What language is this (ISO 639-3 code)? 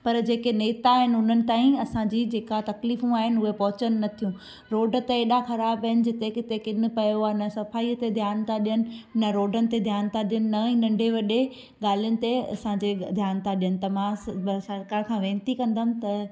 snd